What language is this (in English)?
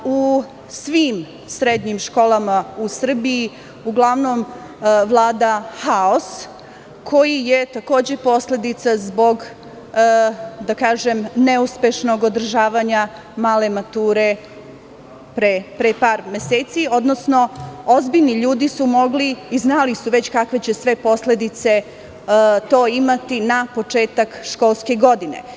Serbian